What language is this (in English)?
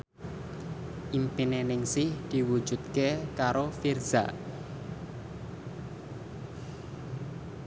Javanese